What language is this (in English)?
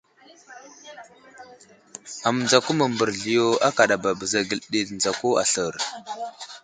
Wuzlam